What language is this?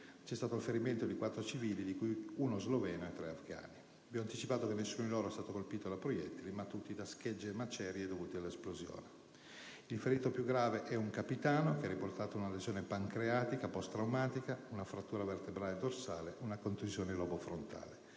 Italian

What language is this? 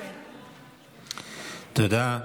Hebrew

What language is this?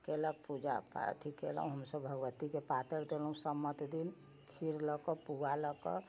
Maithili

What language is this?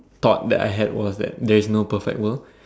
English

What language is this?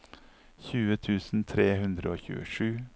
Norwegian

